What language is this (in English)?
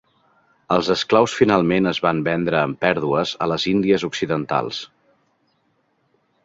Catalan